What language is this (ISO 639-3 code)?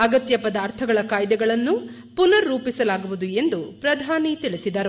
kan